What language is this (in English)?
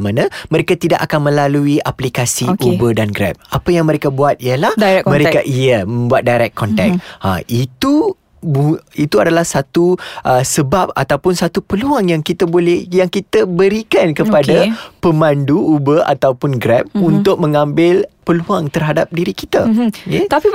Malay